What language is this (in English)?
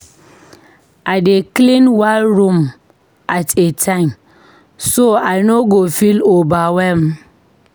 Nigerian Pidgin